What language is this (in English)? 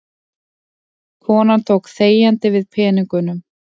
Icelandic